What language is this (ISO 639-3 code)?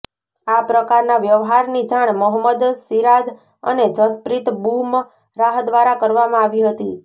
guj